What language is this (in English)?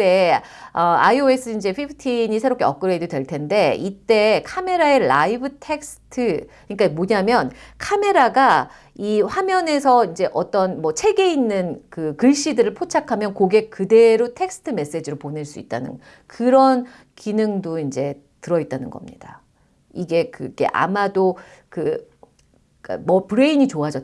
Korean